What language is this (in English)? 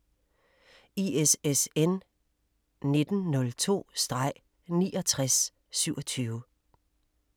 Danish